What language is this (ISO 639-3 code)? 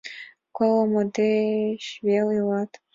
chm